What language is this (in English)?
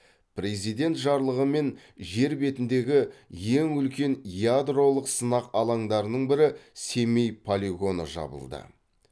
Kazakh